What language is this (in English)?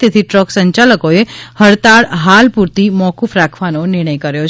Gujarati